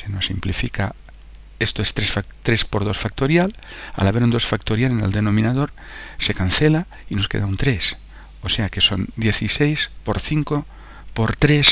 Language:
Spanish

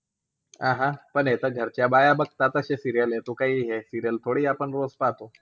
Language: Marathi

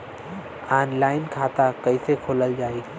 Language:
Bhojpuri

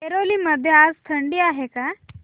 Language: Marathi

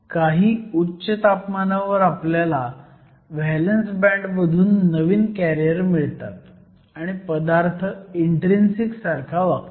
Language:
Marathi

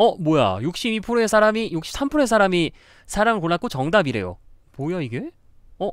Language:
Korean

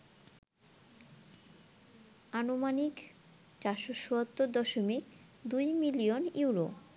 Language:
Bangla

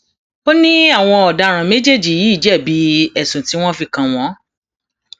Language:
Yoruba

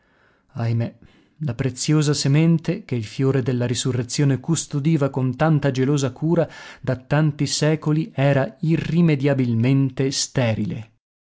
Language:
Italian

